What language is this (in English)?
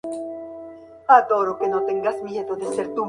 Spanish